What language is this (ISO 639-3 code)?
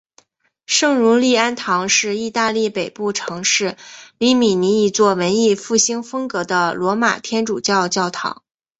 zho